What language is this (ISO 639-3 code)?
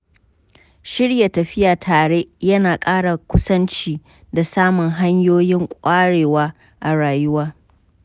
hau